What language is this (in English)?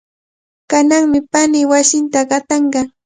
Cajatambo North Lima Quechua